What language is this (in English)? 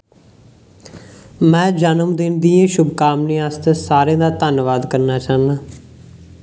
Dogri